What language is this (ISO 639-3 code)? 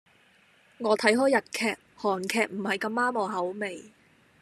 yue